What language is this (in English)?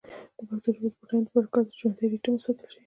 Pashto